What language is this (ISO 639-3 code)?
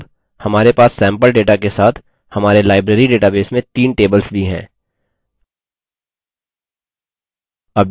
hin